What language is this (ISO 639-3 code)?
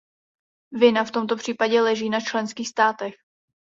ces